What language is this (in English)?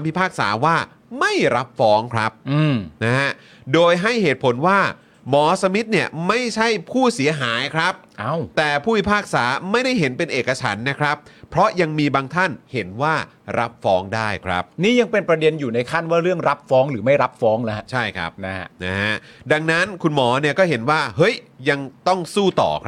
Thai